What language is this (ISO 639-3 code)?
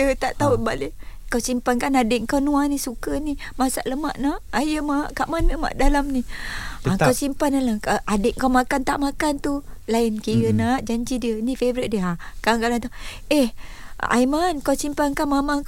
msa